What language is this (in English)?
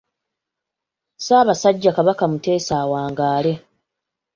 Ganda